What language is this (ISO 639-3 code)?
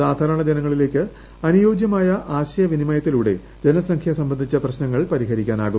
mal